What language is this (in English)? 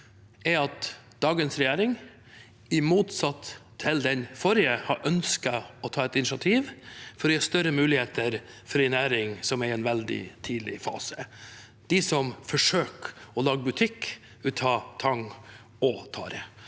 Norwegian